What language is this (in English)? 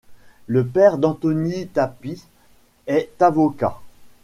French